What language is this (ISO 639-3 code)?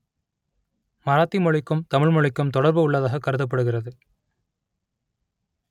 tam